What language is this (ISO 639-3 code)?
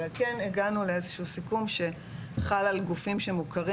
heb